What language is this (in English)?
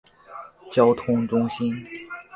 Chinese